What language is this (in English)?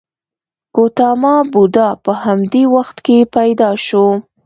Pashto